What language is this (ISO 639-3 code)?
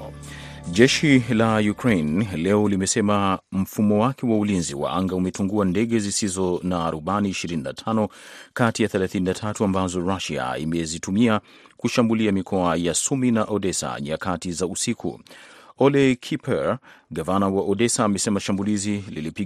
swa